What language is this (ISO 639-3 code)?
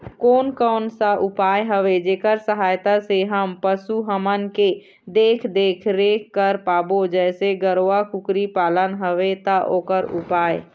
hne